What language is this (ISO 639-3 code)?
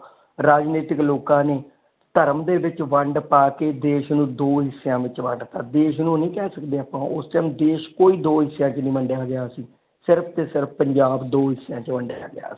pan